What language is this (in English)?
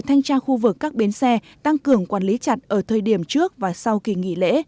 Vietnamese